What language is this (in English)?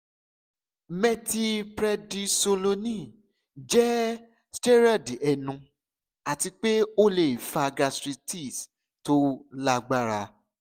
Yoruba